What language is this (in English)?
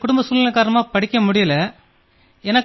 Tamil